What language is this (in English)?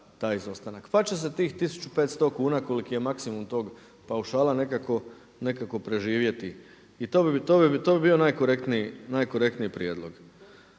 Croatian